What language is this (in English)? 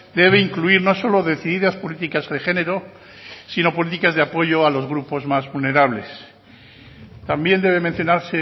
Spanish